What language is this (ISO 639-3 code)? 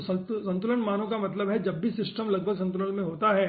hin